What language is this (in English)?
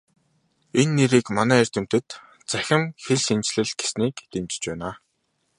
Mongolian